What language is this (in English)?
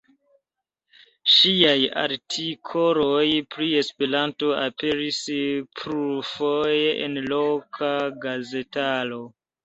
Esperanto